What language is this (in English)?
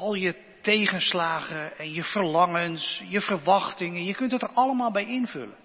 Dutch